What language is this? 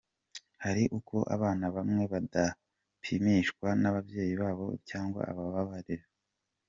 Kinyarwanda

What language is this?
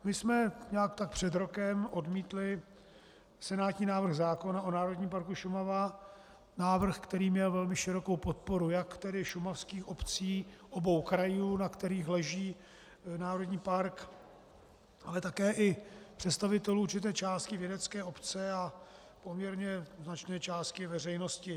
Czech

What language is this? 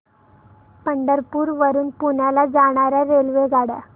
Marathi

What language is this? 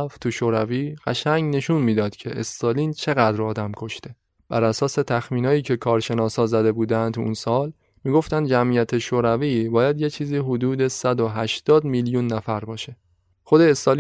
Persian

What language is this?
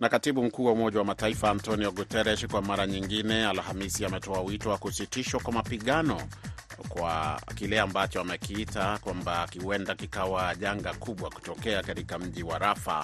Swahili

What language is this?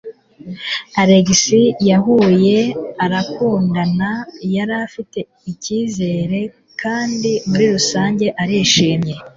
Kinyarwanda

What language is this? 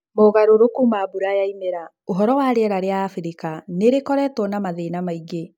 Kikuyu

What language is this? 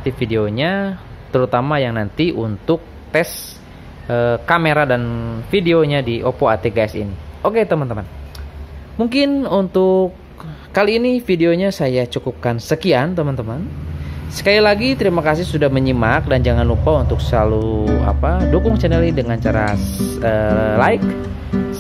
Indonesian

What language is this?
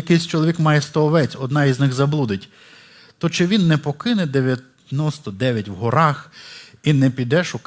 Ukrainian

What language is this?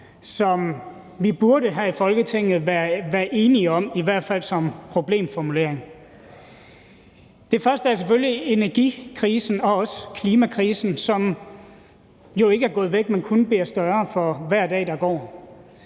Danish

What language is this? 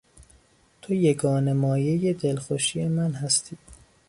Persian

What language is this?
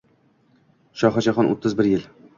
Uzbek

